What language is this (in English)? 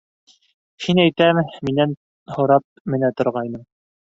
Bashkir